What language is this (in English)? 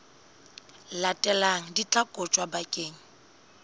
Southern Sotho